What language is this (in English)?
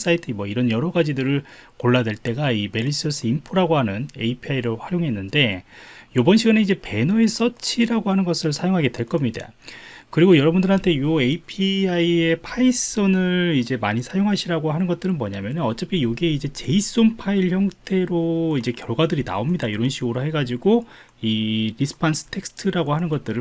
Korean